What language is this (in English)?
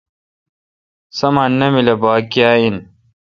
Kalkoti